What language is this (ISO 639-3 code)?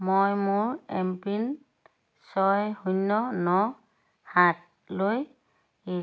asm